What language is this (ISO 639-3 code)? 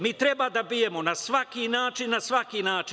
srp